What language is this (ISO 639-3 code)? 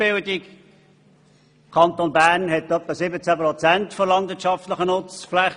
gsw